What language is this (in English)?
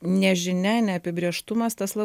Lithuanian